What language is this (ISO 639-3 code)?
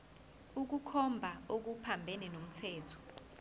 zul